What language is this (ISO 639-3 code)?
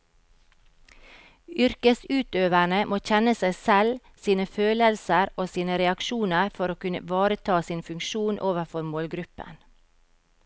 nor